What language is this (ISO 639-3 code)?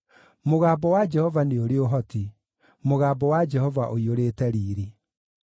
kik